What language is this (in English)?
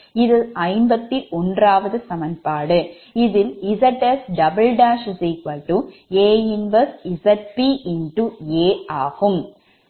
Tamil